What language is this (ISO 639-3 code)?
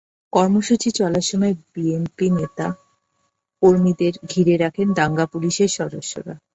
ben